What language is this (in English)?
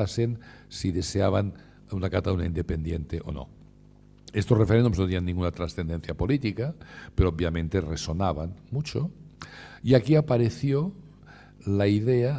Spanish